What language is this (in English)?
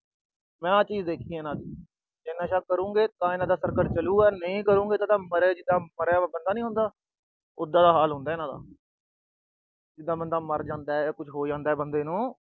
Punjabi